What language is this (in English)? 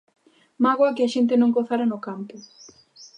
Galician